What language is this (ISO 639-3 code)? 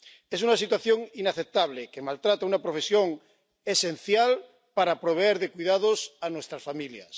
spa